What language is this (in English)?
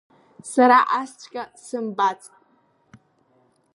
Abkhazian